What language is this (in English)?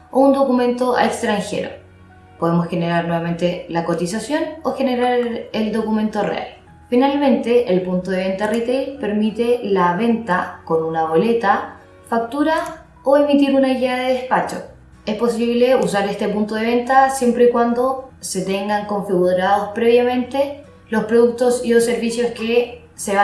Spanish